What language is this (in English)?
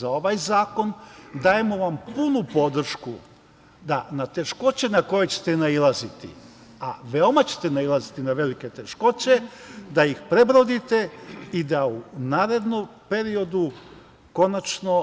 Serbian